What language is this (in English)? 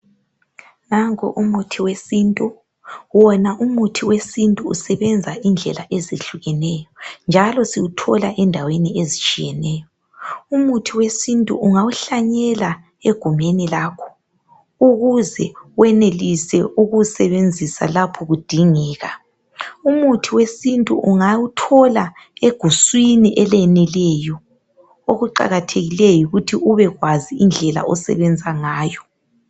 North Ndebele